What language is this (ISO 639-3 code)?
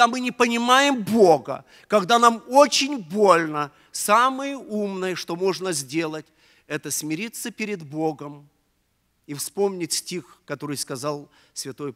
rus